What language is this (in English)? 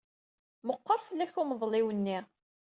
Kabyle